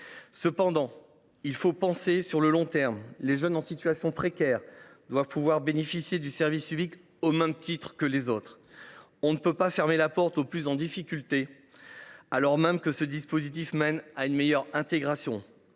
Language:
French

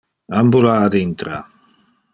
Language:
Interlingua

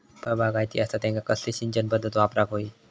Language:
Marathi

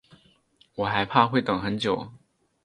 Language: Chinese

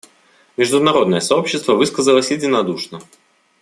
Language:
Russian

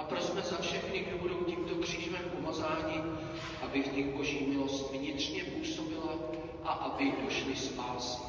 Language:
Czech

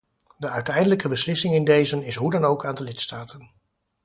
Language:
Dutch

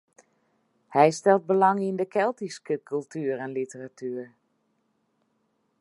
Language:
Western Frisian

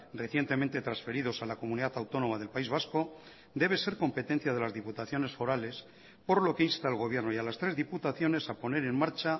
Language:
Spanish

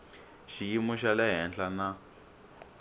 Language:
Tsonga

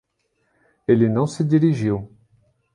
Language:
Portuguese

